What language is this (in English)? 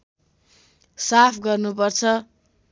Nepali